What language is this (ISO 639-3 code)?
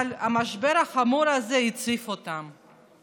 heb